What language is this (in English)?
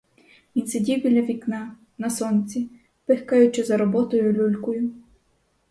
Ukrainian